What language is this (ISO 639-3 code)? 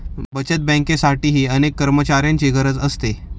mar